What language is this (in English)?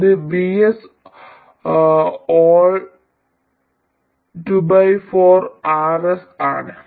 Malayalam